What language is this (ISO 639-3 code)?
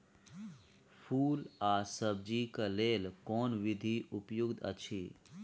mai